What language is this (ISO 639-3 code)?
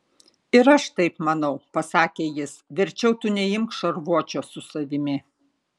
lit